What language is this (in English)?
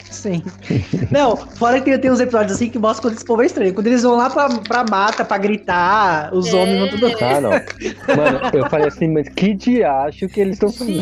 Portuguese